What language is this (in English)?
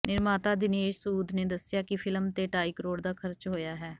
Punjabi